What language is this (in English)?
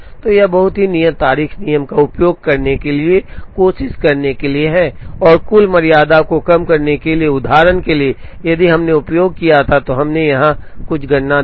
Hindi